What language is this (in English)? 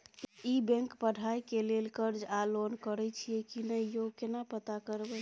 Maithili